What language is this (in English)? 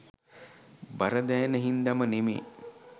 Sinhala